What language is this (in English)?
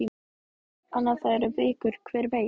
Icelandic